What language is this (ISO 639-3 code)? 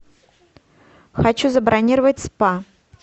rus